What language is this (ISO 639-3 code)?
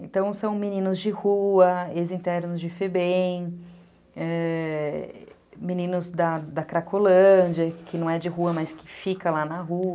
por